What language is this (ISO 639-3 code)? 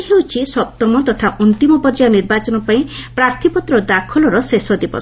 ori